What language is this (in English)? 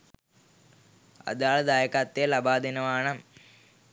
Sinhala